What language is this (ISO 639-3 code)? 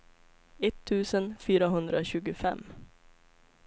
swe